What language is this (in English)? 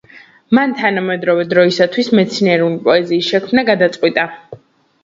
Georgian